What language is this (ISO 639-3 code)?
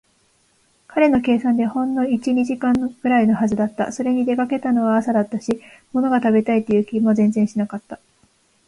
jpn